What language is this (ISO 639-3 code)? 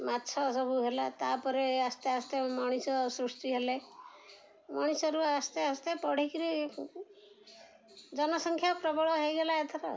ori